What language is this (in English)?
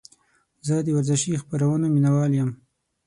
Pashto